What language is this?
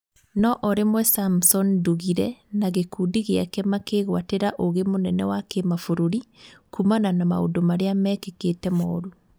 Kikuyu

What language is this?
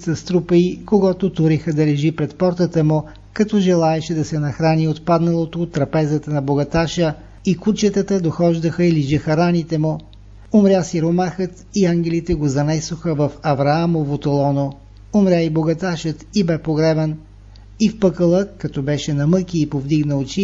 Bulgarian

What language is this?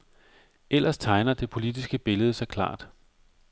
Danish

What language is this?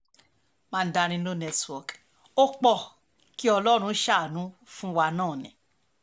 Yoruba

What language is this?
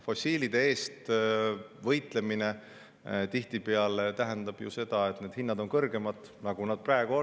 Estonian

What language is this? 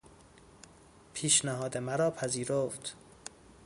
Persian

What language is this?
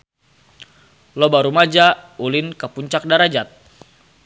Sundanese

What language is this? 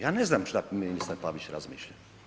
Croatian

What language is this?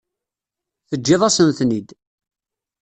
Kabyle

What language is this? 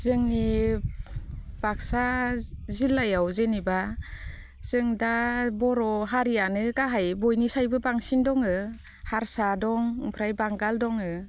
Bodo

